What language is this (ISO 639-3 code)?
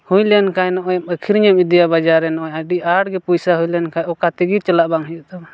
sat